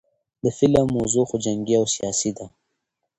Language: Pashto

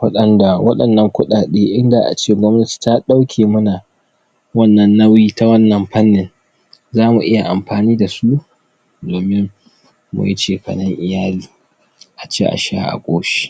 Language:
Hausa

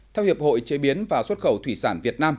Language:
Vietnamese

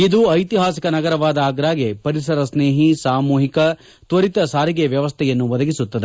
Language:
Kannada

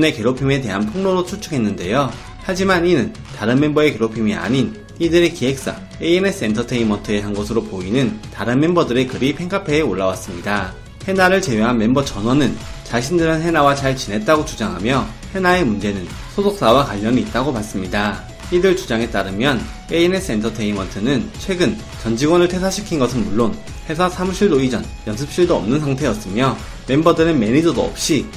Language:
Korean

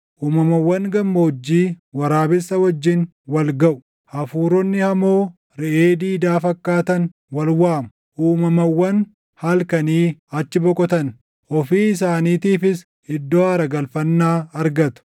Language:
Oromo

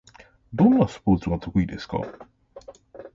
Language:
Japanese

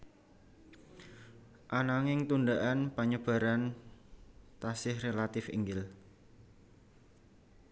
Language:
Javanese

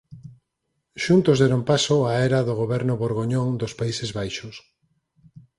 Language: Galician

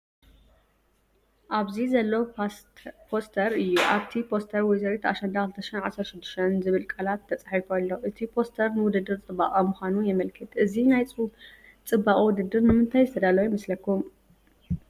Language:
Tigrinya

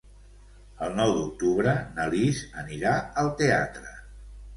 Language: Catalan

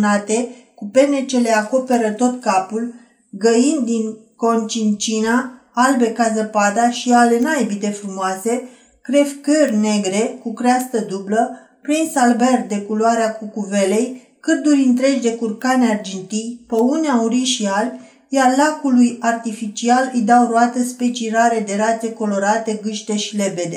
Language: Romanian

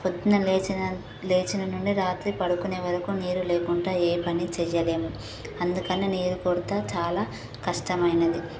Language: Telugu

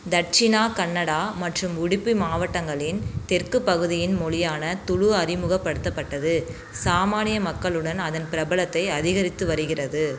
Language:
Tamil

